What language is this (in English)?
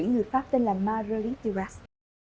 Vietnamese